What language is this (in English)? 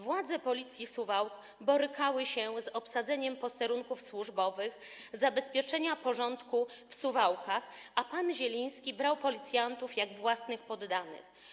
Polish